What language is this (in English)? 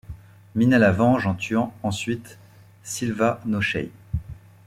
French